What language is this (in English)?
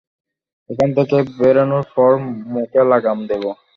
Bangla